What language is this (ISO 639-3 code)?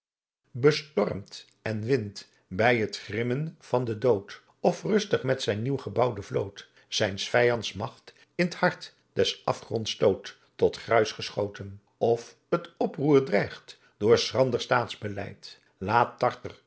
nld